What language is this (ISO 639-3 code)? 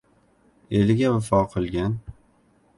uzb